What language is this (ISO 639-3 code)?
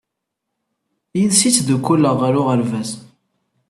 kab